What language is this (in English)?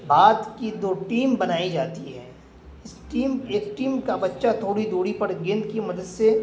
Urdu